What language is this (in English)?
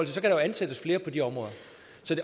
Danish